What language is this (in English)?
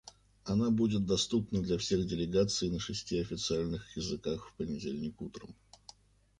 Russian